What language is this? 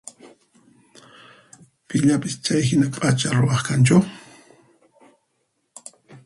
Puno Quechua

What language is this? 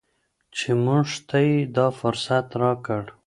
Pashto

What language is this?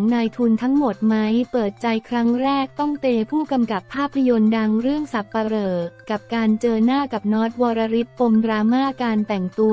Thai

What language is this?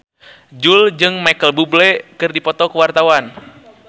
Sundanese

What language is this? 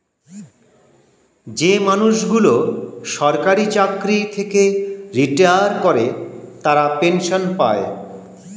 Bangla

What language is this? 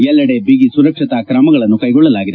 Kannada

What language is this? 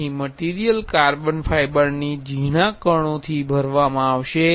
Gujarati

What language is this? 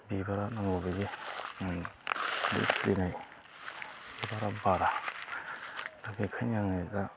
Bodo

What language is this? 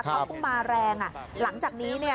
Thai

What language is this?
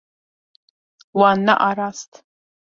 Kurdish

